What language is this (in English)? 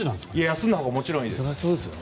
Japanese